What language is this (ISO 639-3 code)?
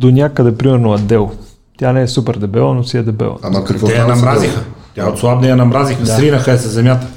bul